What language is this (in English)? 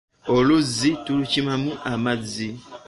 Ganda